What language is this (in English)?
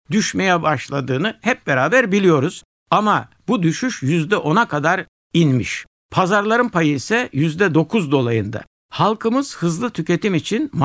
Turkish